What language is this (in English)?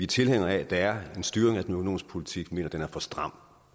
Danish